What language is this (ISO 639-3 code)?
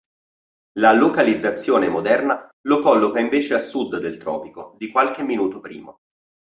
ita